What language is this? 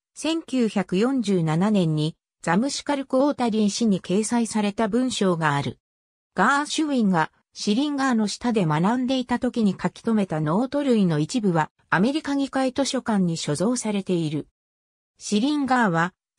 Japanese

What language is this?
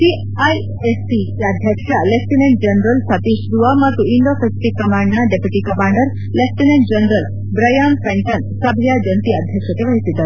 Kannada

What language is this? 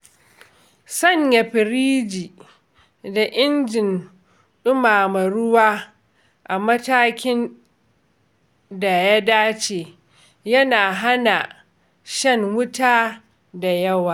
Hausa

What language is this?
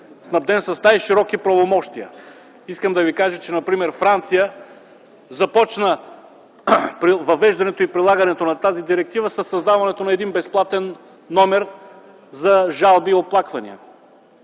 Bulgarian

